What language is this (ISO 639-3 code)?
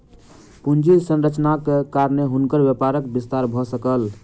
mai